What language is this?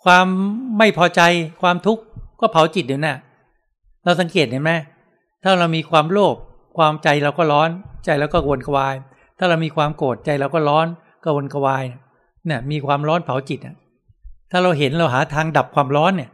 Thai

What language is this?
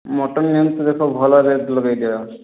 Odia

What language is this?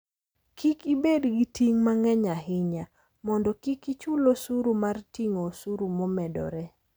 Luo (Kenya and Tanzania)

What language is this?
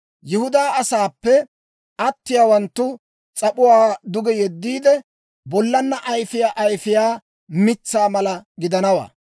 Dawro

